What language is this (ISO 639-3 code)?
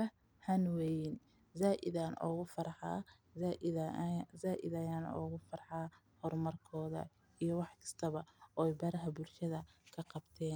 som